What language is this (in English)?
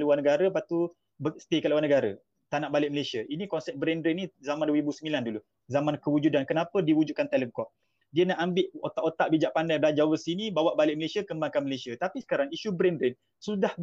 Malay